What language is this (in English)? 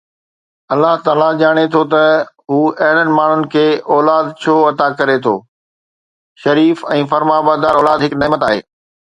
Sindhi